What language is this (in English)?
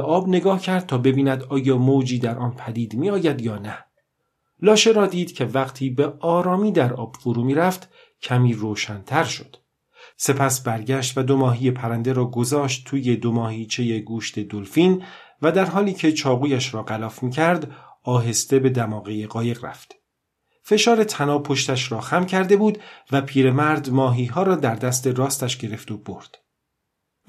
Persian